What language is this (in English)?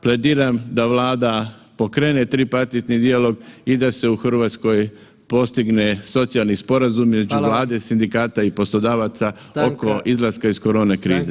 Croatian